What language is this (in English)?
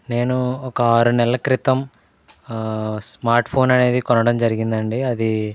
Telugu